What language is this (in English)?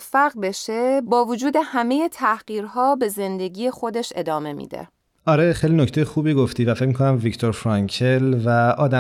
Persian